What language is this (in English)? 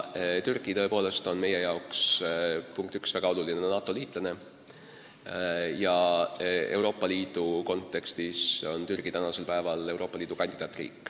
Estonian